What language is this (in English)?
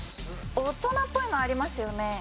Japanese